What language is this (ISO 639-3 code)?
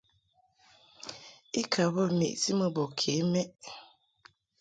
mhk